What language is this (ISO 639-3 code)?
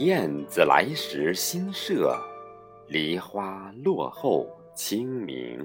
zho